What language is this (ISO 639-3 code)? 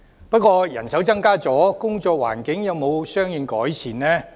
yue